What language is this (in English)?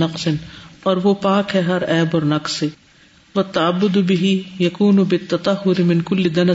Urdu